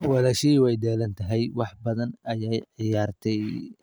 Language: Somali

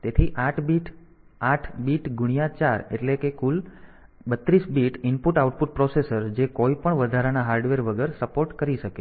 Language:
Gujarati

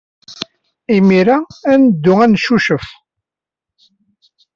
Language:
Kabyle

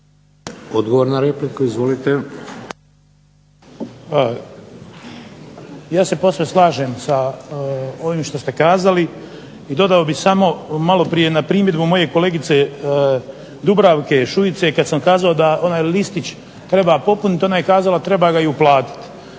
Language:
Croatian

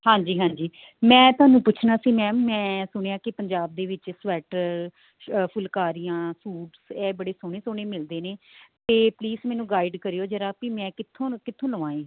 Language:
Punjabi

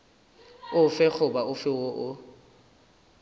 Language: Northern Sotho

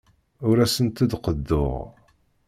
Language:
Kabyle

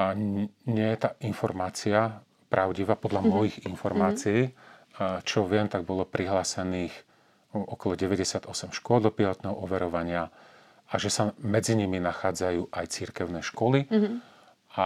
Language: Slovak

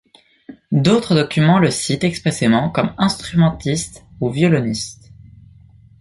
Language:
French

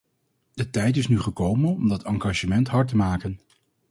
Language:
Dutch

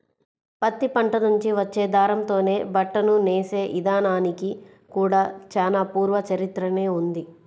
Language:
Telugu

